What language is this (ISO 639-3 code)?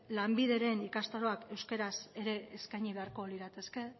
eus